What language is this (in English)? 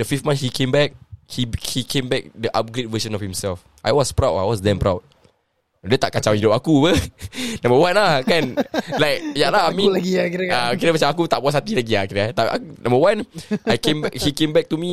Malay